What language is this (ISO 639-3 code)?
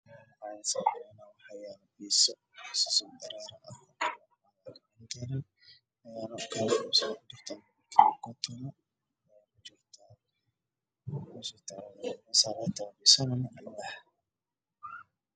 som